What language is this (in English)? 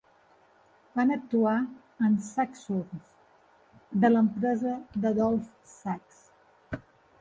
Catalan